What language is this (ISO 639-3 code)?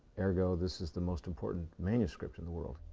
eng